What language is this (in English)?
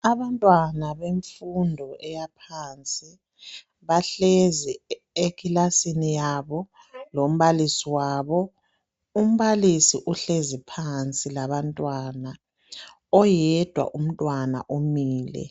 North Ndebele